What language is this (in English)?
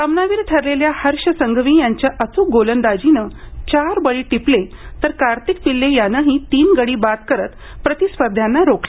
Marathi